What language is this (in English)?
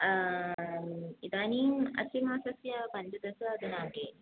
Sanskrit